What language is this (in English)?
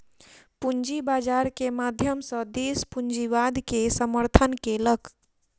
Maithili